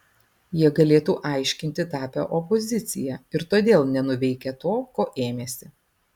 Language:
Lithuanian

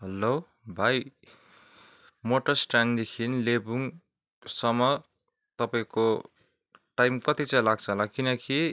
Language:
Nepali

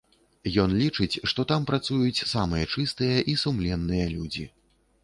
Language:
Belarusian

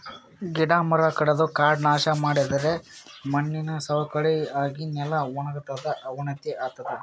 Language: Kannada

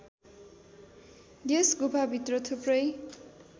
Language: Nepali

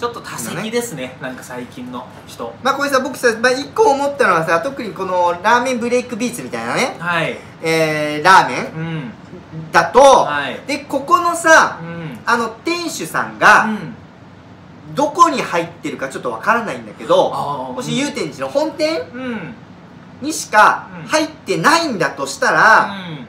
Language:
Japanese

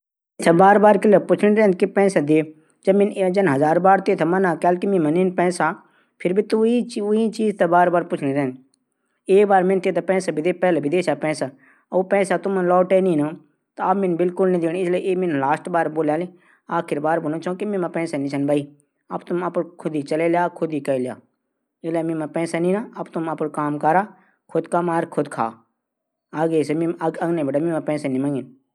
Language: Garhwali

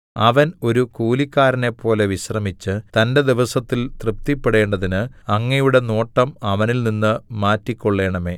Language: Malayalam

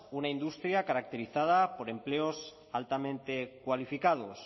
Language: Spanish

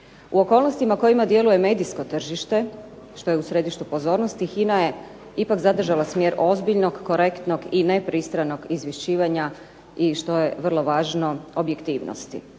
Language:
Croatian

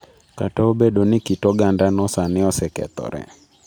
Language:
Luo (Kenya and Tanzania)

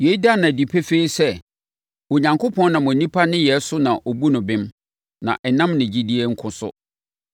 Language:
Akan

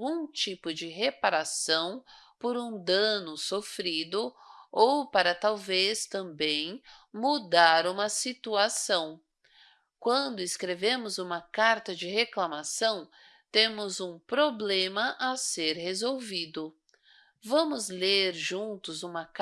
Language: Portuguese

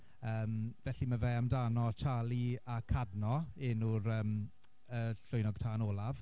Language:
Welsh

